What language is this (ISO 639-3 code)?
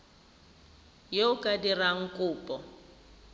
tsn